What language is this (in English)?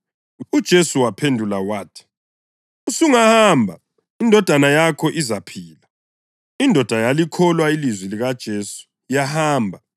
North Ndebele